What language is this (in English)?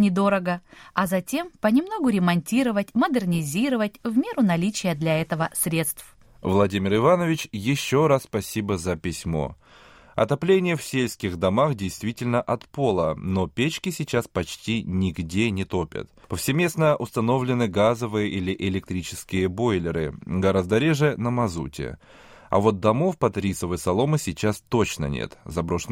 Russian